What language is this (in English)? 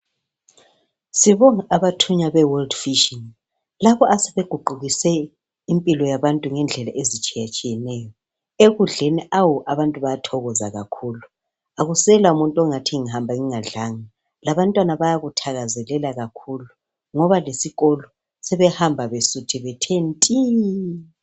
North Ndebele